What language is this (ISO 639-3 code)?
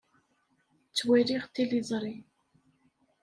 kab